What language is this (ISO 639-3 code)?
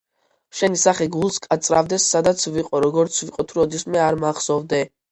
kat